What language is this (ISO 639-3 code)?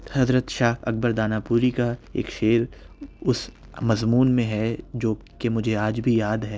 urd